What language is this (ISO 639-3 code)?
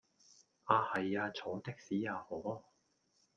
yue